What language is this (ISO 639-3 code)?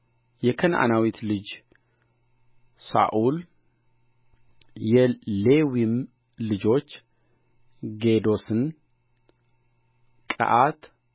amh